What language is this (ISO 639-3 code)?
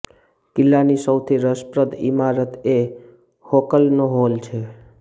guj